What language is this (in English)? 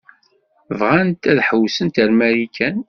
Kabyle